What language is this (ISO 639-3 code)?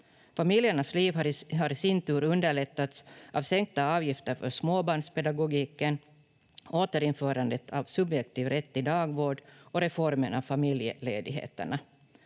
fin